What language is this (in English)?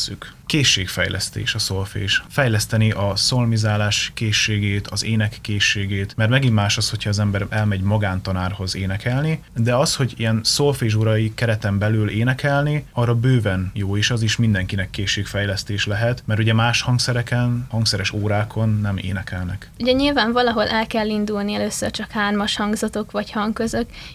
Hungarian